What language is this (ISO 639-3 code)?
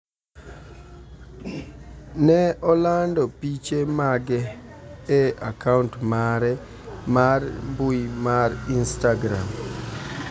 luo